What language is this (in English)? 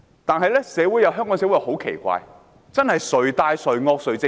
Cantonese